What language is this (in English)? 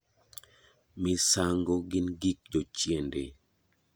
Luo (Kenya and Tanzania)